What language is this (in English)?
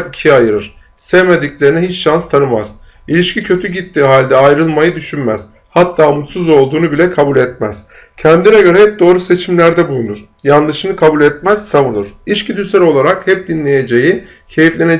Turkish